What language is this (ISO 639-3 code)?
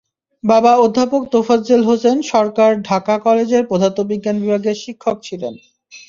ben